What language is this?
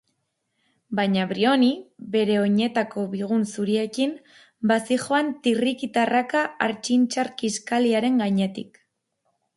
Basque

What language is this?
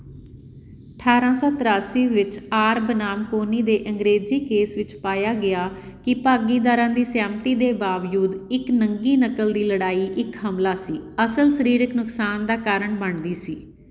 Punjabi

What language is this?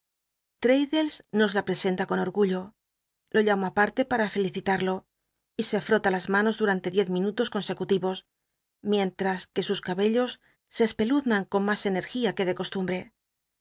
Spanish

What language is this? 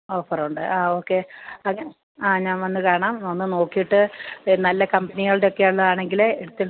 Malayalam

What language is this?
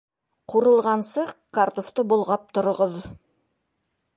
Bashkir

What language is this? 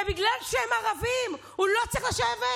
Hebrew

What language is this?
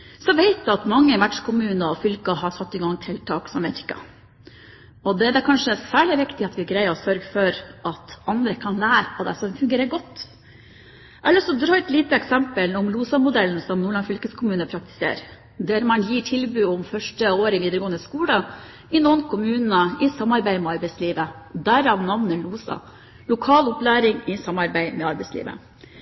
Norwegian Bokmål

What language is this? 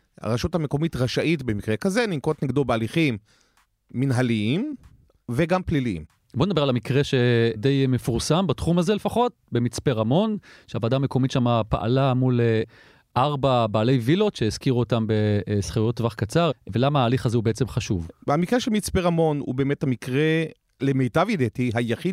Hebrew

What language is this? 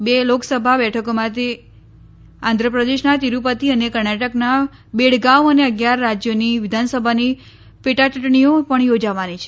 Gujarati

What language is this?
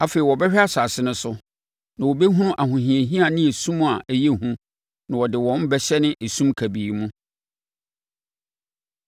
Akan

